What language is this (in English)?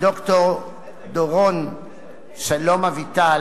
Hebrew